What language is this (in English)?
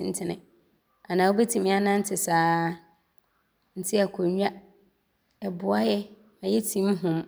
Abron